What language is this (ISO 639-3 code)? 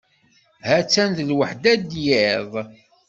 kab